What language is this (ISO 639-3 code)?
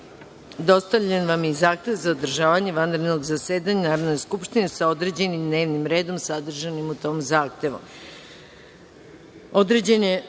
srp